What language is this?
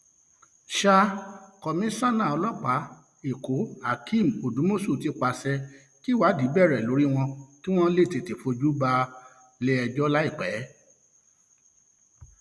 Yoruba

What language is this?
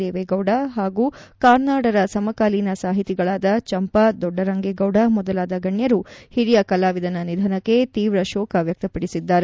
Kannada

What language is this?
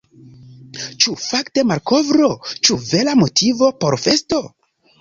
Esperanto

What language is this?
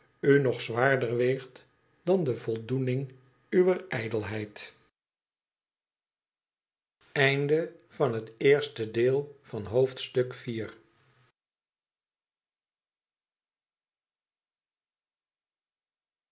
Dutch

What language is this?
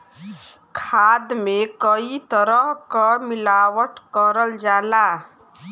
Bhojpuri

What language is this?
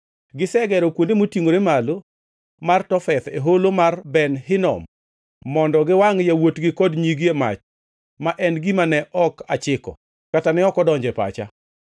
Luo (Kenya and Tanzania)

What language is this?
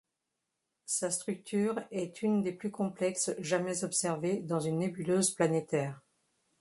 French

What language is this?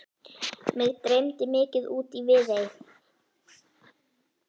Icelandic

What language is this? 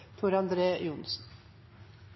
Norwegian Nynorsk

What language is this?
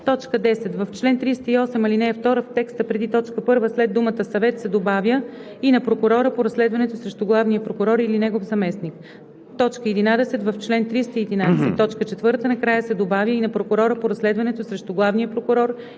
Bulgarian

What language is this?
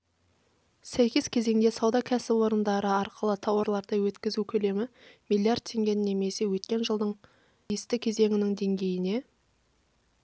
Kazakh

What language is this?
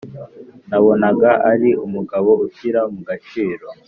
Kinyarwanda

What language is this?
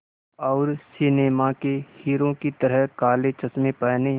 Hindi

